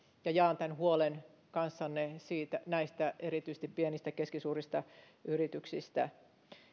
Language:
Finnish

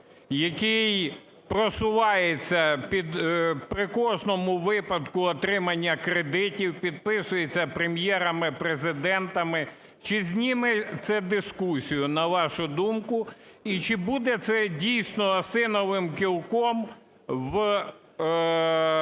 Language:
Ukrainian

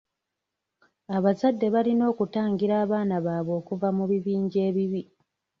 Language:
Ganda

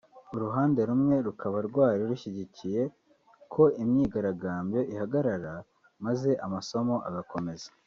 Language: Kinyarwanda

